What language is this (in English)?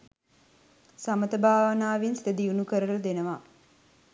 Sinhala